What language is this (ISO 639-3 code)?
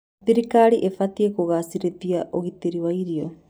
kik